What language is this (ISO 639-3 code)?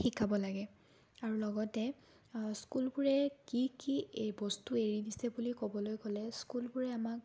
asm